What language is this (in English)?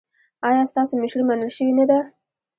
Pashto